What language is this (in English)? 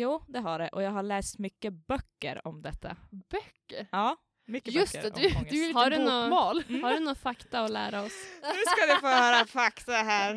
Swedish